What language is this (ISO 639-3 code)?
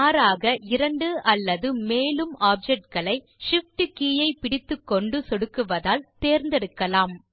tam